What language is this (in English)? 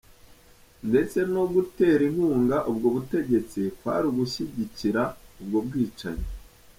Kinyarwanda